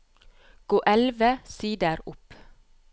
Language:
Norwegian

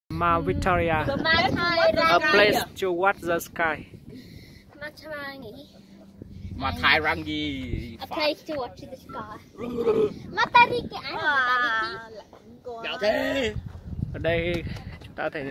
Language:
Vietnamese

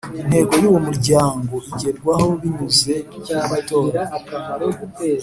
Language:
Kinyarwanda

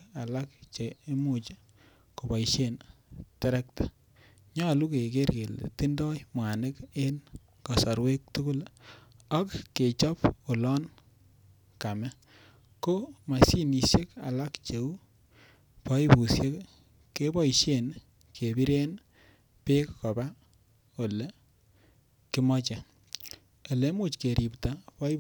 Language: Kalenjin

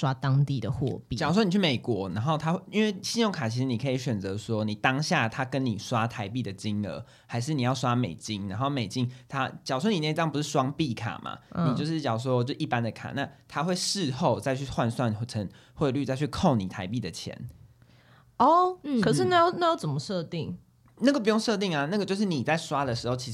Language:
Chinese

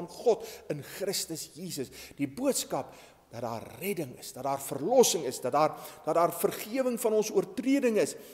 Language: Dutch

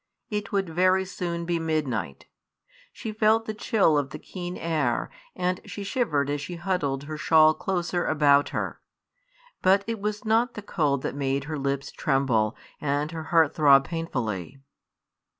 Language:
English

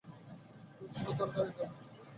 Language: Bangla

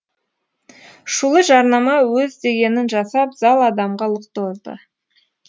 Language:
Kazakh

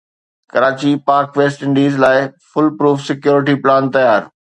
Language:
Sindhi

